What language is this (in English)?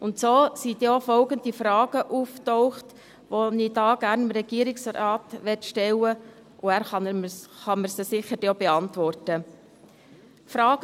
Swiss German